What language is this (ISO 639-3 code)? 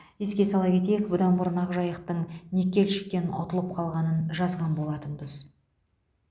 kaz